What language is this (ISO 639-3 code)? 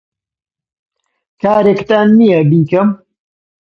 ckb